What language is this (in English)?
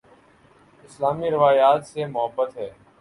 Urdu